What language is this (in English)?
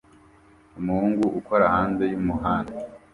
Kinyarwanda